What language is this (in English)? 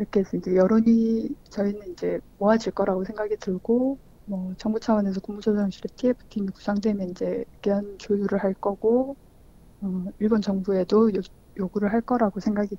Korean